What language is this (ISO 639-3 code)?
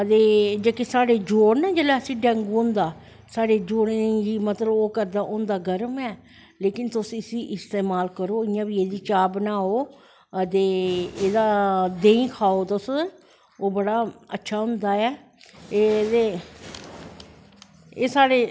doi